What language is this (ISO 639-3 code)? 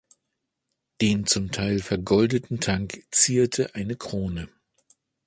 deu